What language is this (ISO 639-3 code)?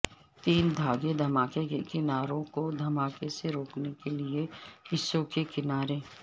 urd